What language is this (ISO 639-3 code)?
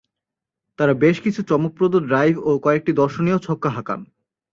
ben